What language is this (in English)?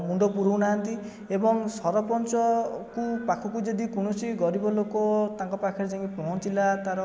Odia